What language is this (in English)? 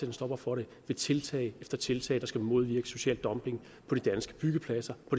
Danish